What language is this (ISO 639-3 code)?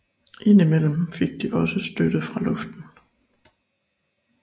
dan